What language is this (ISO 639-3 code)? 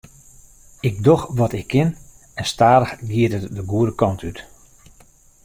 fry